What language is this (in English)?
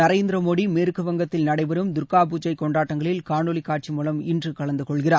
Tamil